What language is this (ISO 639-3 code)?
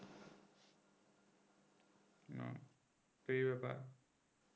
ben